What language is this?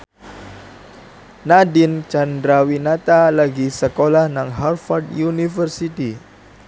Javanese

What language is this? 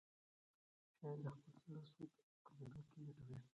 Pashto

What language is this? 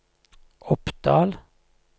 Norwegian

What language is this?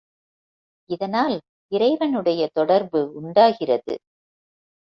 Tamil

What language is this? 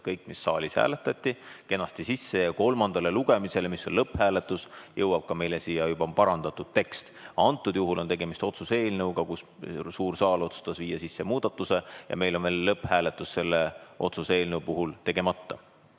Estonian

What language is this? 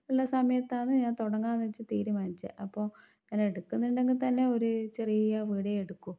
Malayalam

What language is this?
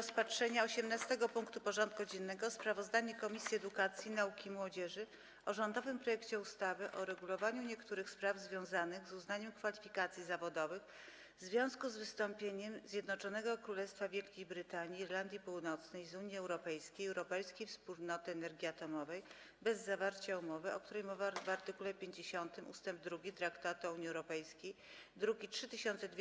Polish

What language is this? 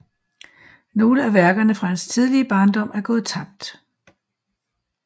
Danish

